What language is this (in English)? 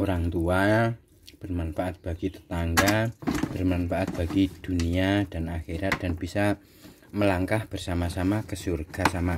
Indonesian